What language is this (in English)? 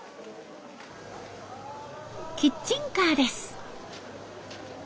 Japanese